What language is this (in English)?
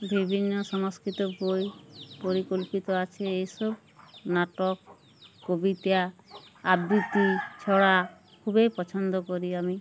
Bangla